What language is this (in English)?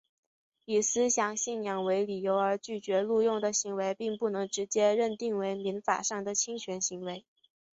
Chinese